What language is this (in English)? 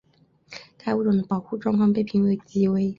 Chinese